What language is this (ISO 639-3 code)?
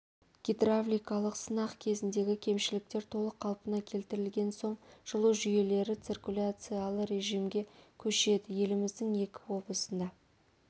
kaz